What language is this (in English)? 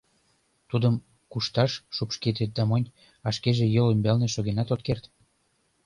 Mari